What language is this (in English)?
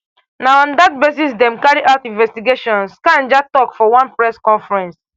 Nigerian Pidgin